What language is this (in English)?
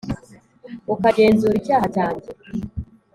Kinyarwanda